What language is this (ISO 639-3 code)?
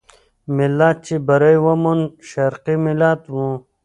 pus